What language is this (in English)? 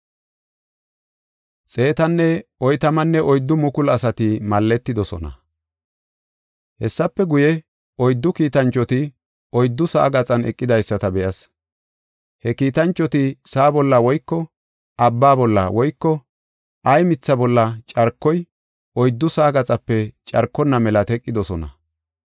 Gofa